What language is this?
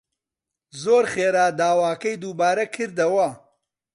Central Kurdish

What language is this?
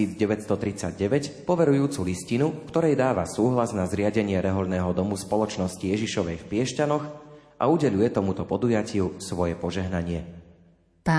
Slovak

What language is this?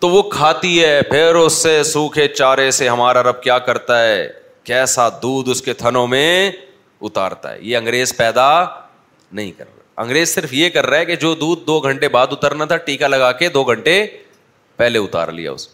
Urdu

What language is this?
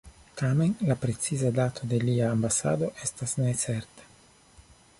Esperanto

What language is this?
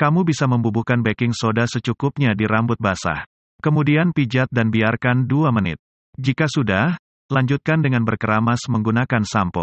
Indonesian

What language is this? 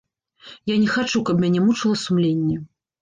Belarusian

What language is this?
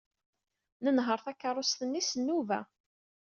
Kabyle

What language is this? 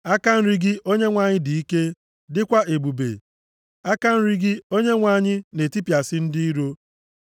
Igbo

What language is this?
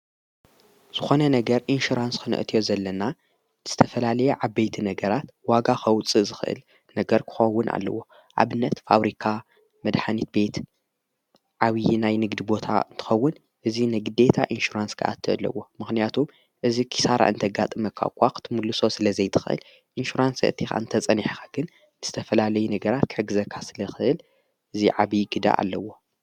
Tigrinya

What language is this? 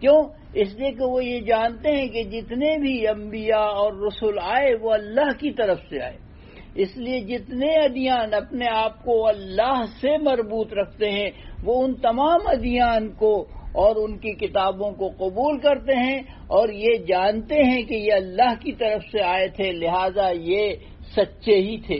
Urdu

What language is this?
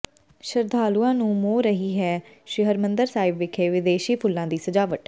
Punjabi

